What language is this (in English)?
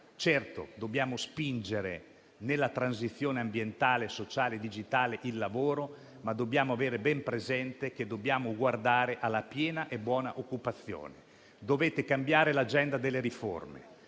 Italian